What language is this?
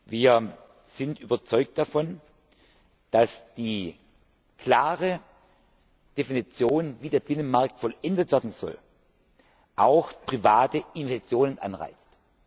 German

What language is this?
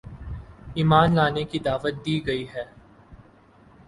Urdu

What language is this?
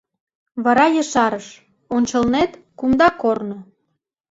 Mari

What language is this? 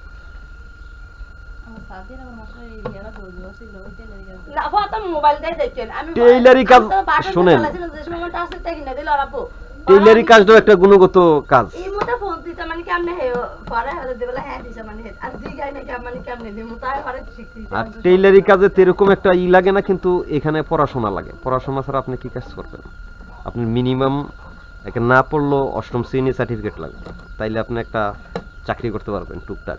Bangla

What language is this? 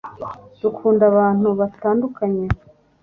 Kinyarwanda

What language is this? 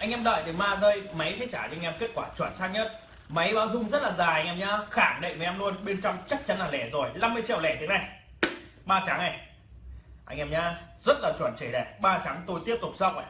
Vietnamese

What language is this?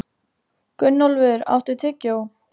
Icelandic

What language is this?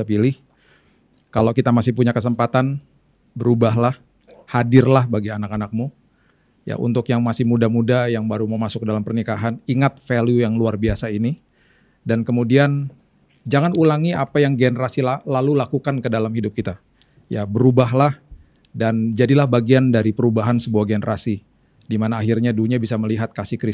Indonesian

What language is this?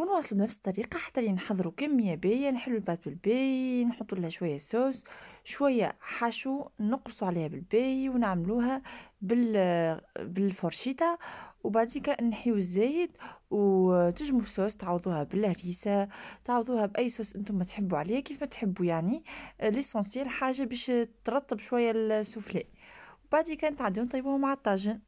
Arabic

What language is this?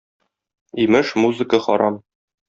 Tatar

